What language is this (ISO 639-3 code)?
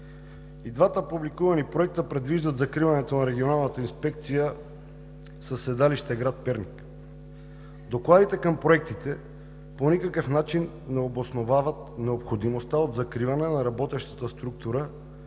bul